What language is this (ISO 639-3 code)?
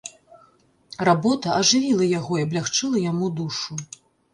bel